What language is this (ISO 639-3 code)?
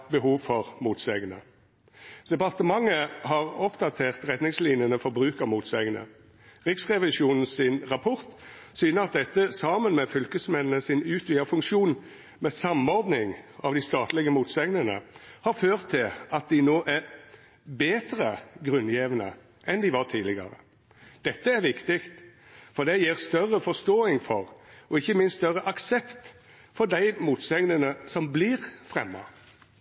nno